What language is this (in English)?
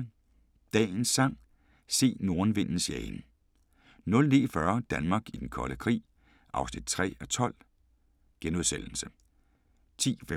Danish